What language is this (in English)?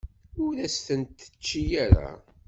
Kabyle